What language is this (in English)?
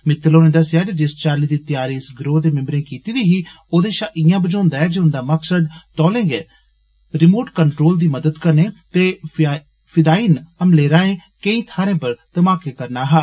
Dogri